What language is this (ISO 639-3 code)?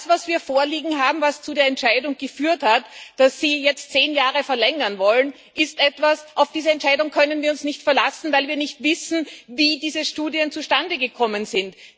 deu